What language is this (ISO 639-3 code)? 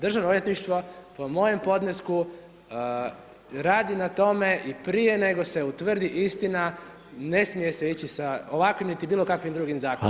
hrv